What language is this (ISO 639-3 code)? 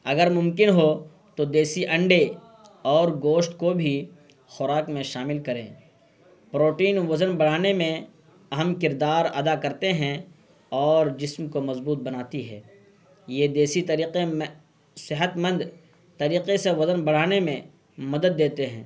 urd